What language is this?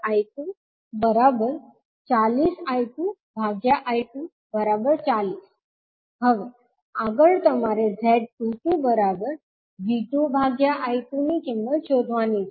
Gujarati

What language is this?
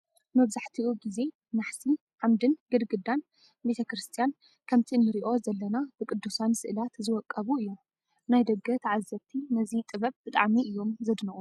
Tigrinya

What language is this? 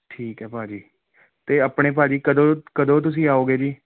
Punjabi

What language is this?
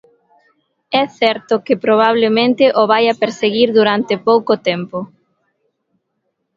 Galician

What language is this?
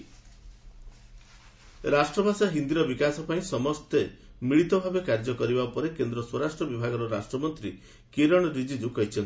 Odia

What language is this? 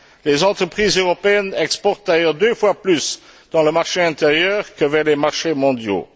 French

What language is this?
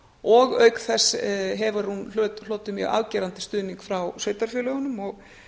Icelandic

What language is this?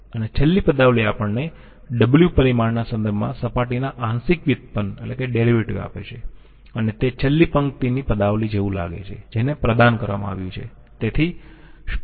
Gujarati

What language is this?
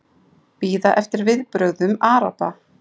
Icelandic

